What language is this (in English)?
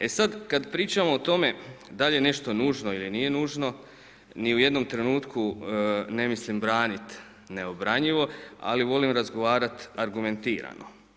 Croatian